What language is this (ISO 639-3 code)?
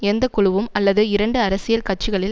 tam